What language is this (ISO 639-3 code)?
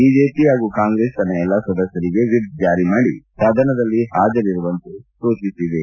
kan